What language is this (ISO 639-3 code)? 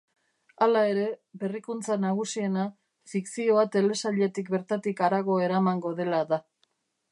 eus